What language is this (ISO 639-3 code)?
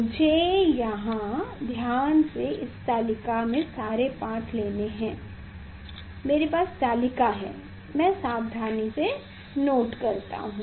hin